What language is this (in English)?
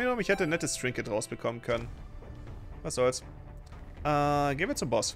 German